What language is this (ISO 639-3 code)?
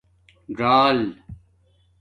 dmk